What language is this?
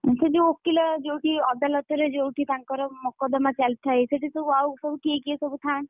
Odia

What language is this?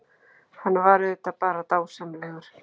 Icelandic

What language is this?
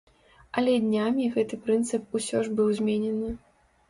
Belarusian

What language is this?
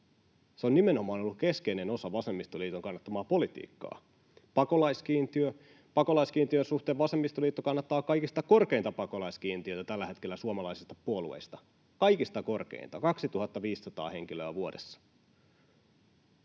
Finnish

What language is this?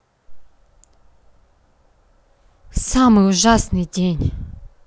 Russian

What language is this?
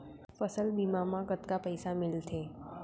Chhattisgarhi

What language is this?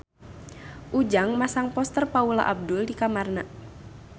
Sundanese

